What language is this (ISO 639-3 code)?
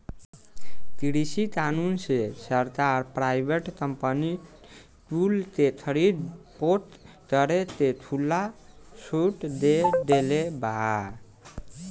bho